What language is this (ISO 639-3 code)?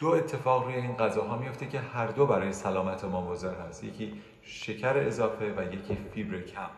fas